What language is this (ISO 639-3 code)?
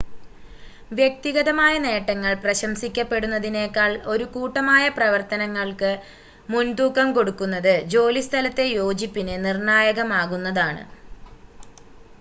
mal